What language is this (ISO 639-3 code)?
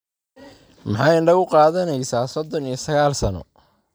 som